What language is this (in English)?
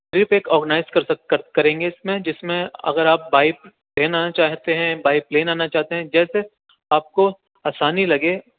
Urdu